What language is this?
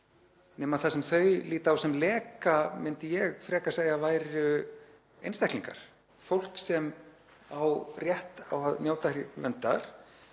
Icelandic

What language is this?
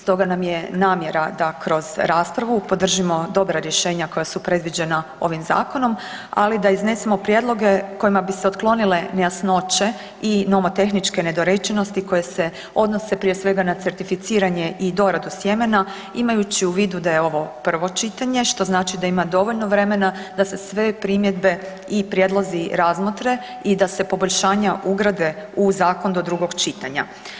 Croatian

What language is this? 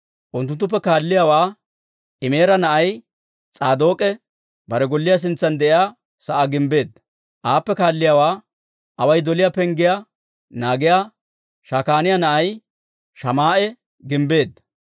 Dawro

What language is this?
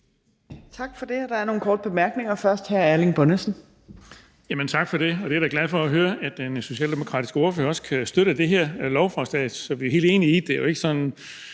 Danish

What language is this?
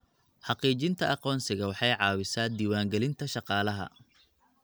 Somali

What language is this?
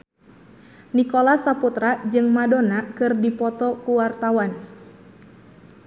Sundanese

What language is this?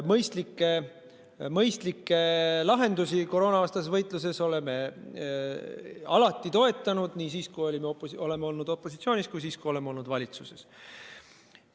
Estonian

